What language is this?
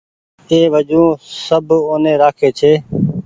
Goaria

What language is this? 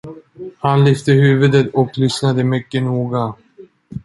Swedish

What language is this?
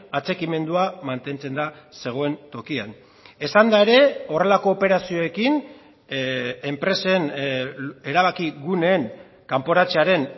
Basque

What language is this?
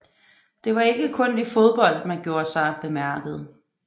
Danish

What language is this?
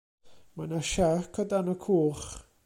Welsh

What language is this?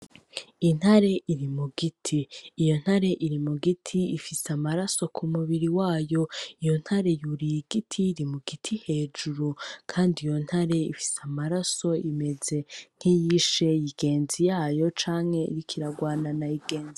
Rundi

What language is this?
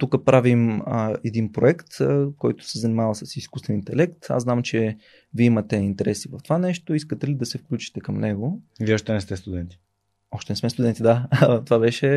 Bulgarian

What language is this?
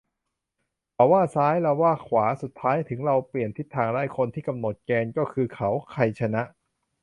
Thai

